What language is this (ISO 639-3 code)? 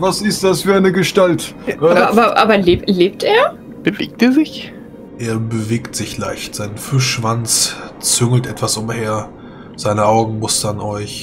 deu